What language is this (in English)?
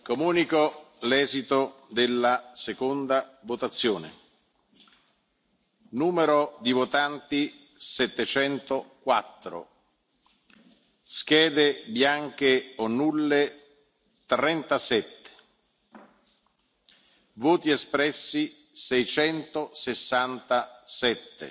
Italian